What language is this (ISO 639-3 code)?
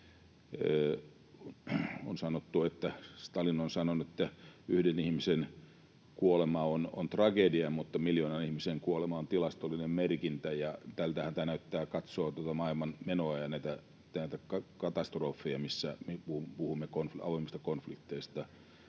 fin